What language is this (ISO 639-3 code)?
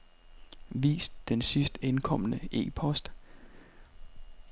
dan